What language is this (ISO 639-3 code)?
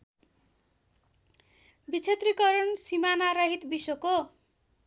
nep